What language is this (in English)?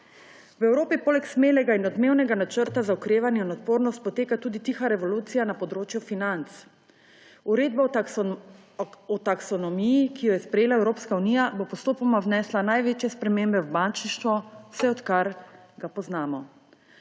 Slovenian